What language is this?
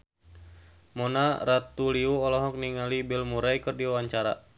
Sundanese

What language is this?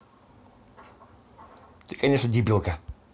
Russian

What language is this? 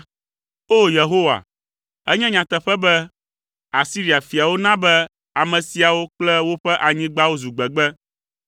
Ewe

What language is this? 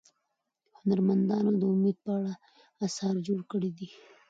Pashto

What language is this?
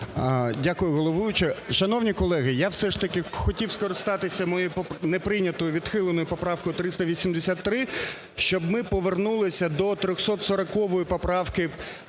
Ukrainian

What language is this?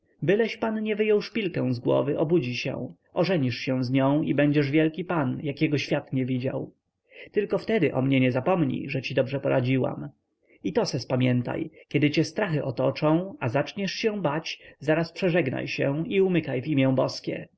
Polish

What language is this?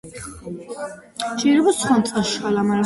Georgian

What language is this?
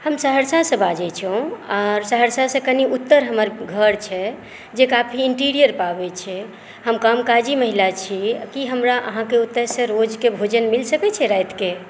Maithili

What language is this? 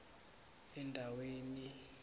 South Ndebele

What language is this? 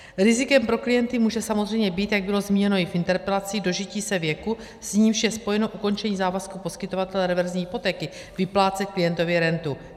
Czech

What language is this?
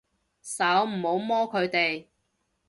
Cantonese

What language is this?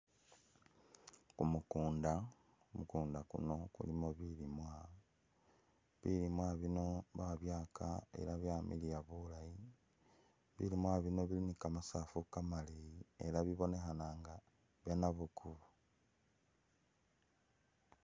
Masaaba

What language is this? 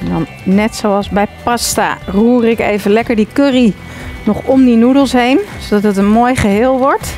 Dutch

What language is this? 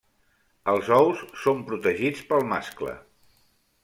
Catalan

